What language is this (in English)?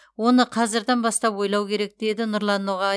Kazakh